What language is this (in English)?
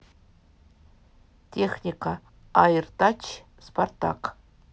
Russian